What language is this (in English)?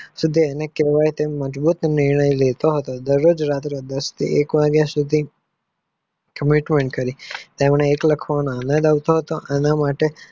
Gujarati